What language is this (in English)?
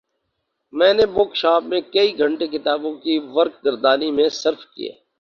Urdu